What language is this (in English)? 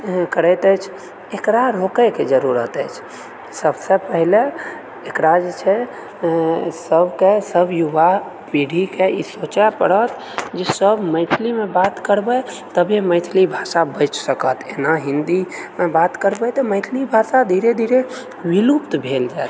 Maithili